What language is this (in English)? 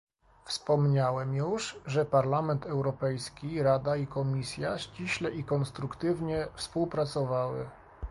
Polish